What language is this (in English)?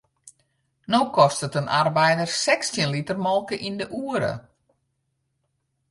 Western Frisian